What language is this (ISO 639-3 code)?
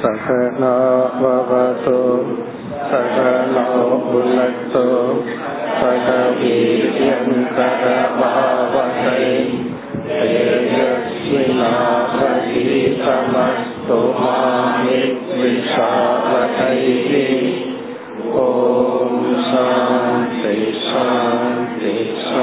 tam